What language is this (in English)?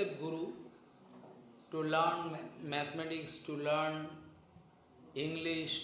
Russian